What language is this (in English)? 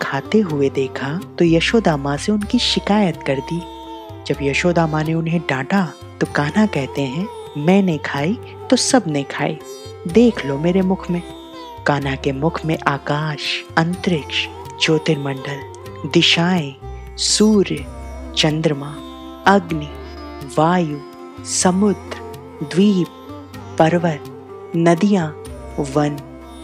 Hindi